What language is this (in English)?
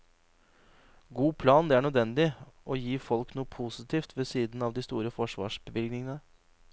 Norwegian